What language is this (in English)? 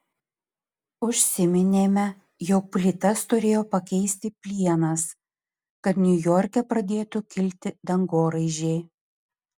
Lithuanian